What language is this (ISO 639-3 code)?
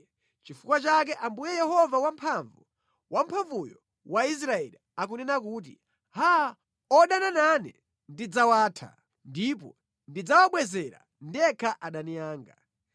nya